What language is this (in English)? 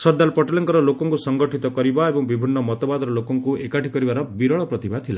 Odia